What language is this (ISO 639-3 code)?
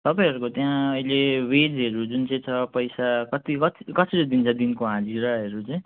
nep